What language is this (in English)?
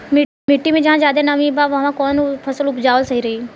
Bhojpuri